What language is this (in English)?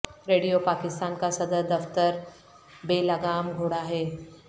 Urdu